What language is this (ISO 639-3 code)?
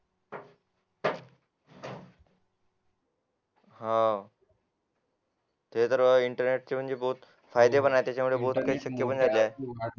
mar